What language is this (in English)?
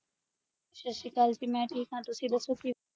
Punjabi